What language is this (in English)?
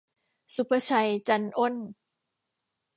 Thai